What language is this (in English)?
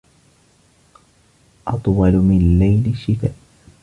Arabic